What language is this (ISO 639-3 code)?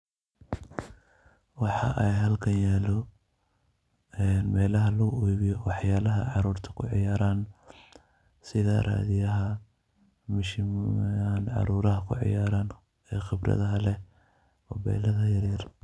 som